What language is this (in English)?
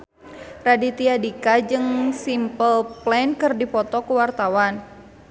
Sundanese